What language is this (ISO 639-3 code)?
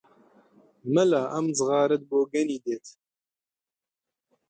ckb